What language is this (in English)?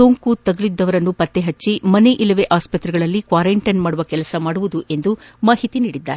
Kannada